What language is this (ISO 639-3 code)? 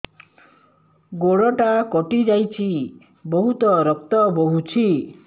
ori